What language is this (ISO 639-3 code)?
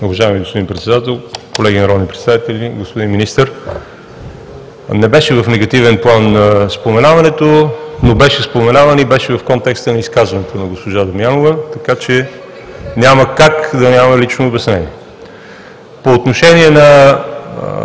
bul